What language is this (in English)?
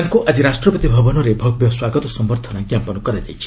Odia